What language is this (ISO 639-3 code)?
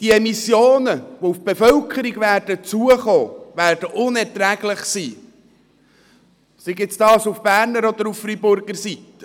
gsw